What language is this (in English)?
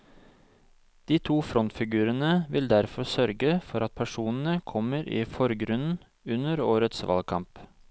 Norwegian